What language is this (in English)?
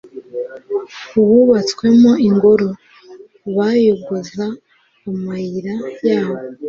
Kinyarwanda